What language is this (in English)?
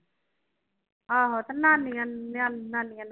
Punjabi